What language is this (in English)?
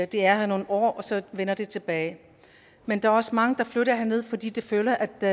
Danish